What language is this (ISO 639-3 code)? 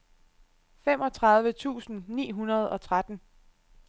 dan